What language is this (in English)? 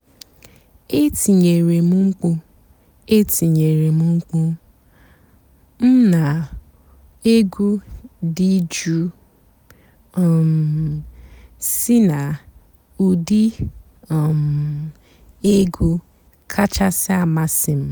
Igbo